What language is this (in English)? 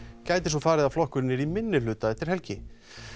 Icelandic